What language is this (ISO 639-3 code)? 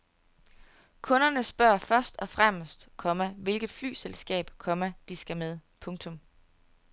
dan